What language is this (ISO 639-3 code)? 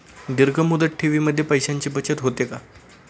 mar